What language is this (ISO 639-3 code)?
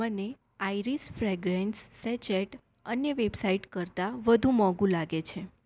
guj